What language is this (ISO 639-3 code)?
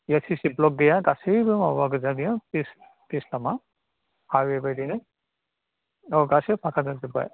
brx